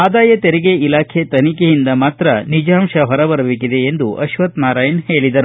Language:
Kannada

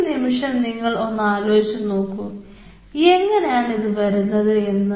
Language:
Malayalam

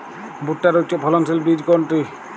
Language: Bangla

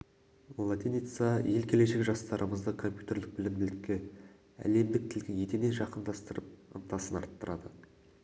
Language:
Kazakh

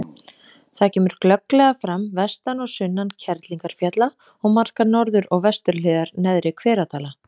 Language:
Icelandic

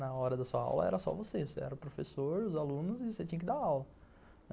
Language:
Portuguese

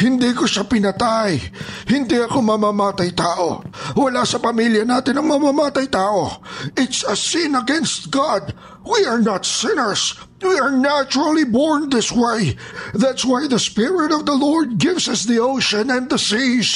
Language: Filipino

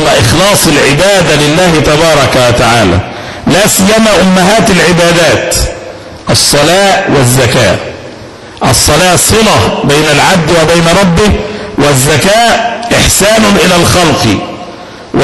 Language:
Arabic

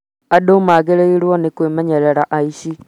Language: Kikuyu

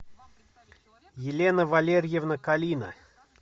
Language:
Russian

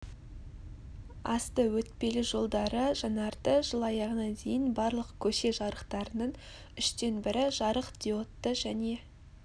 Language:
Kazakh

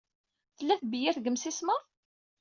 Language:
Kabyle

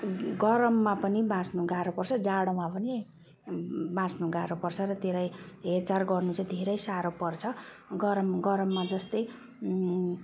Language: Nepali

